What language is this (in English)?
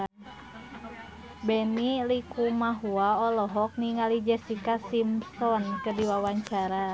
Sundanese